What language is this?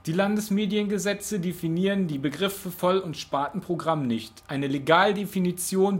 German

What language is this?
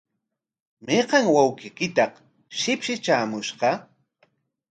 Corongo Ancash Quechua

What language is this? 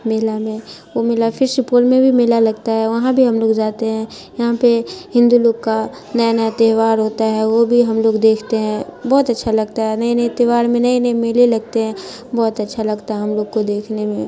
Urdu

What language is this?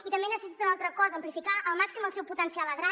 Catalan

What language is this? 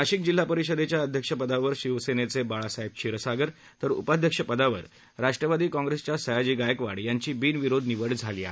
Marathi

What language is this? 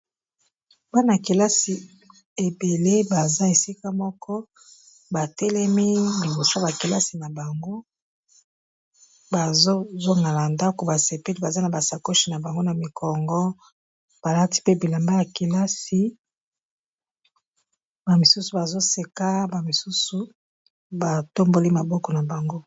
Lingala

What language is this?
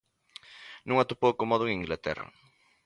Galician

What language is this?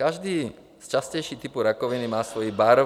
Czech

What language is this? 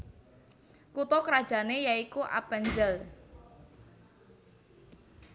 Javanese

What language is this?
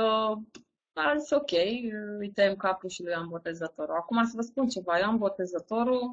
Romanian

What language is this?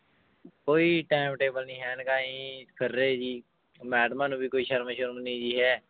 Punjabi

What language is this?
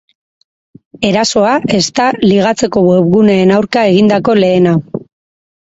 Basque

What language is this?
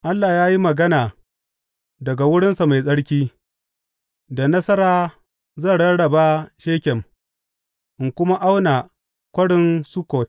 Hausa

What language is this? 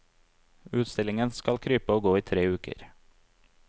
Norwegian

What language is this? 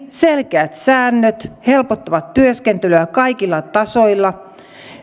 Finnish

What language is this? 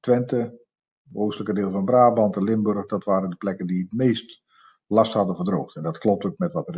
Dutch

